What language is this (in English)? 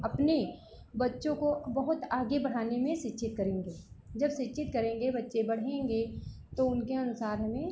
Hindi